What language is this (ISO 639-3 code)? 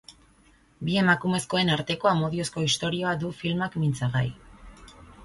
eus